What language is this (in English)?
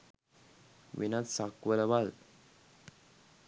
Sinhala